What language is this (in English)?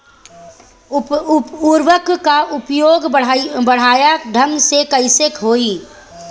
Bhojpuri